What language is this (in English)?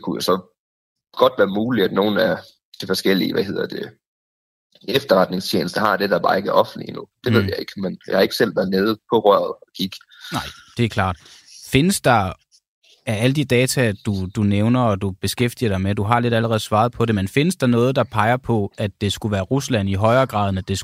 Danish